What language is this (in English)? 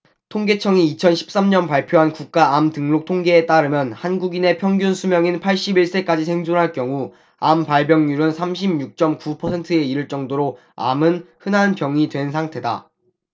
Korean